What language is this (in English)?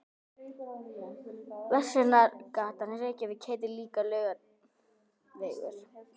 Icelandic